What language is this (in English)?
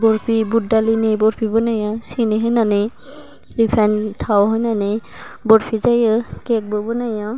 Bodo